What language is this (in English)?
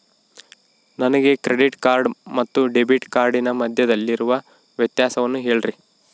Kannada